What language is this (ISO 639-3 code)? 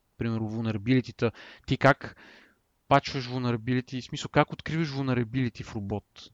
bul